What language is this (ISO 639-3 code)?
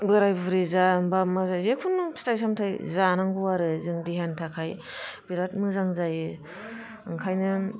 brx